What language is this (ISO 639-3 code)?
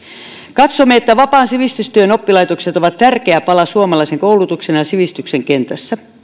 fin